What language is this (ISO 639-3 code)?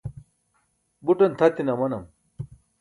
bsk